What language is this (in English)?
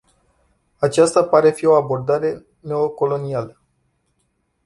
Romanian